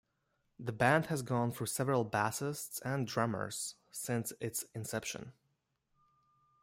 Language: English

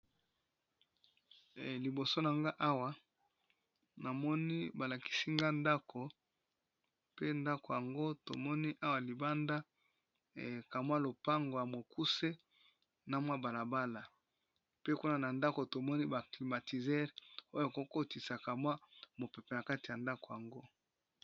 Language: Lingala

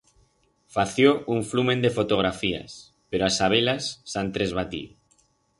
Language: Aragonese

